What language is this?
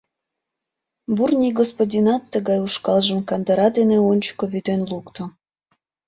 Mari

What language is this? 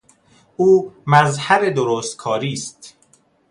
Persian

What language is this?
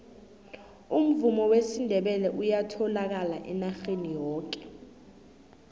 South Ndebele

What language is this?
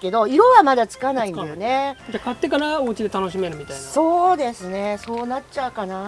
Japanese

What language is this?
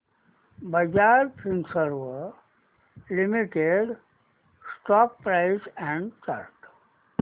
Marathi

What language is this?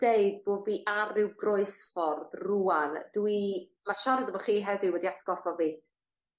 Welsh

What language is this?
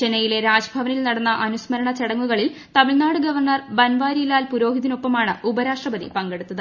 Malayalam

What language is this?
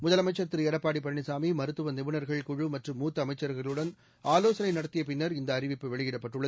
Tamil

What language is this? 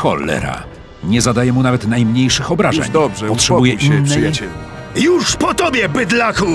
Polish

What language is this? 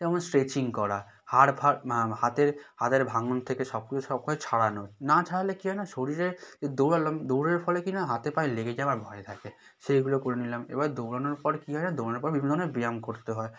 Bangla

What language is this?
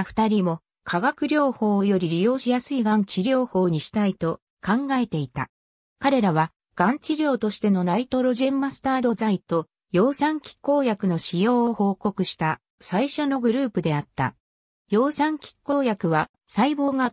Japanese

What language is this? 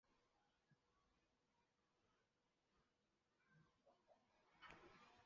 Chinese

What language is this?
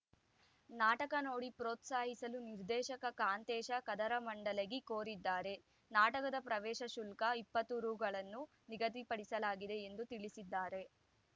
Kannada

